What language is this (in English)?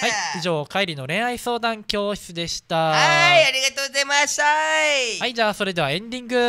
Japanese